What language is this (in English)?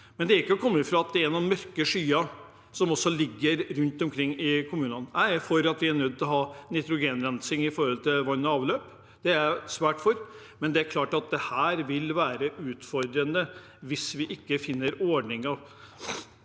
Norwegian